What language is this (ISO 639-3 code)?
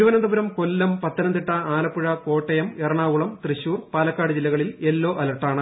mal